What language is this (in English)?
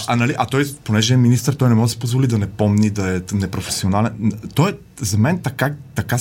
Bulgarian